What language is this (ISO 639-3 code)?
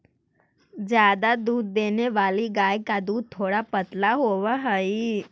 mag